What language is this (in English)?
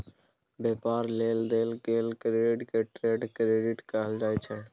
Maithili